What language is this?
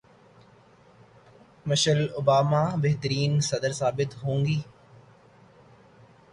Urdu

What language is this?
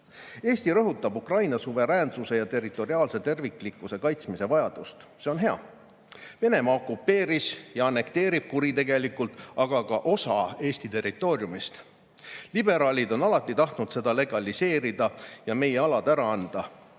Estonian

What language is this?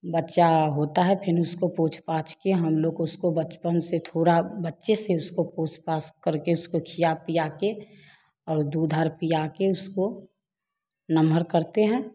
Hindi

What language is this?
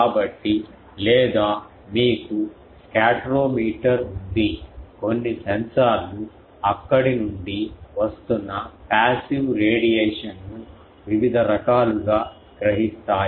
Telugu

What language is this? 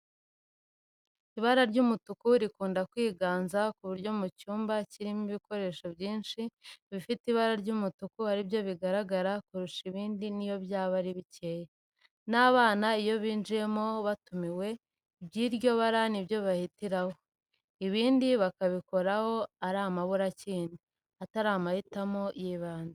Kinyarwanda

